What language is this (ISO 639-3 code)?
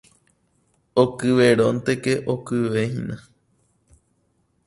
grn